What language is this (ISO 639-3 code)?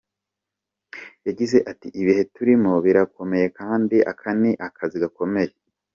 kin